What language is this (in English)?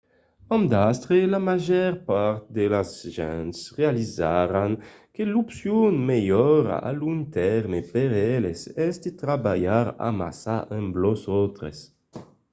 Occitan